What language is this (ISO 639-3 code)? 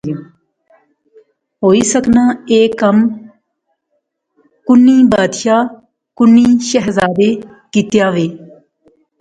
phr